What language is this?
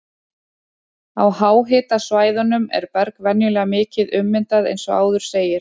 Icelandic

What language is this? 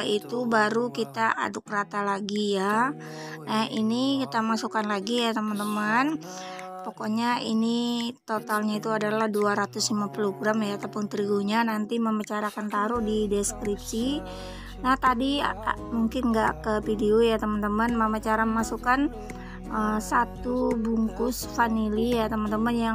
Indonesian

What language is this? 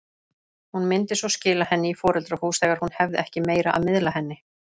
Icelandic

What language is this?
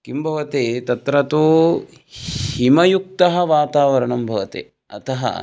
Sanskrit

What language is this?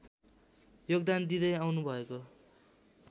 Nepali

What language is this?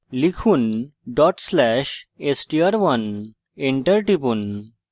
Bangla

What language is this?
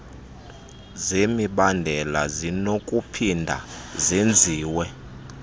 Xhosa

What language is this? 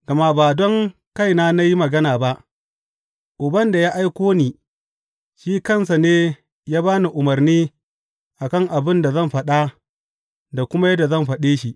Hausa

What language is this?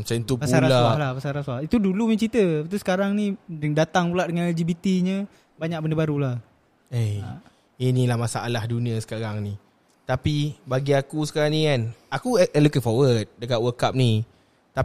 Malay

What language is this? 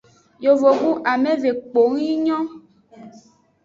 Aja (Benin)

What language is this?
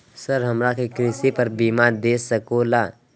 Magahi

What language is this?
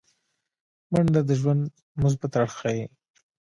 Pashto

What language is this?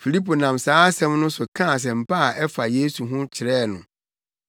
Akan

